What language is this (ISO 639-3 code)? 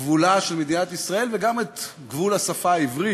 heb